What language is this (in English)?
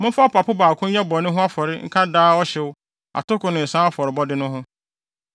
Akan